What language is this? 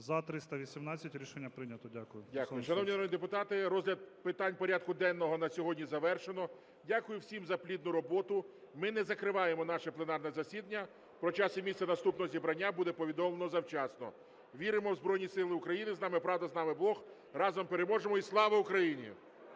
Ukrainian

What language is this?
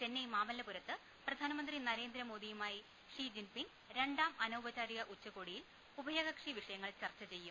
Malayalam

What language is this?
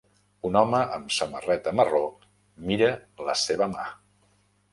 Catalan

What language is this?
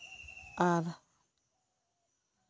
Santali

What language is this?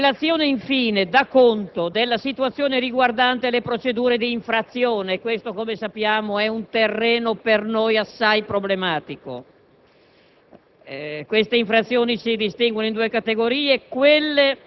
Italian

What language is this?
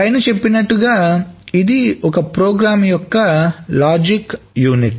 Telugu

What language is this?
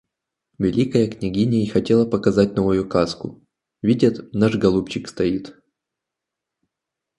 Russian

